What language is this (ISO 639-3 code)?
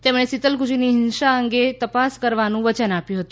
guj